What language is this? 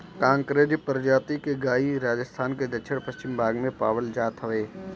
Bhojpuri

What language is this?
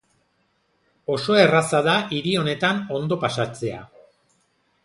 Basque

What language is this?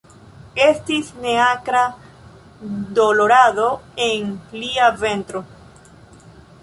Esperanto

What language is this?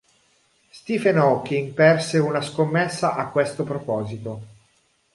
Italian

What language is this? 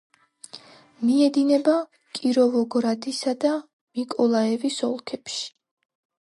Georgian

